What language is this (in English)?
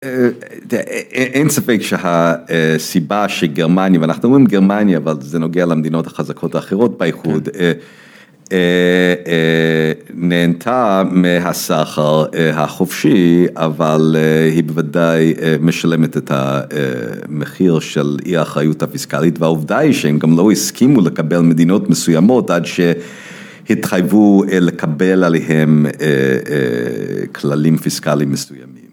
Hebrew